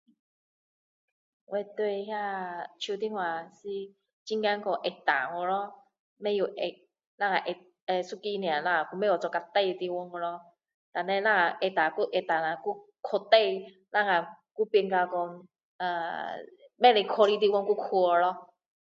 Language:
Min Dong Chinese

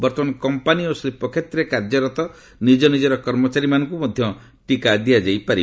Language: Odia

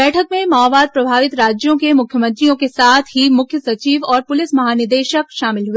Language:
Hindi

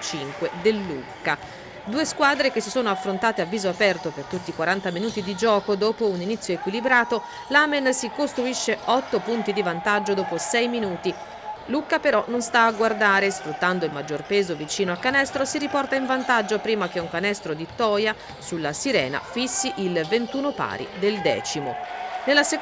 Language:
Italian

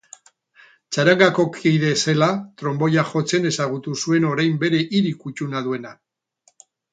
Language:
Basque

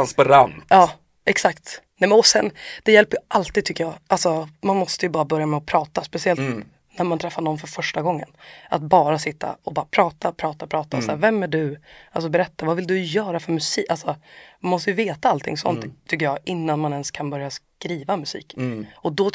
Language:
Swedish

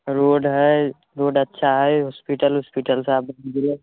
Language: Maithili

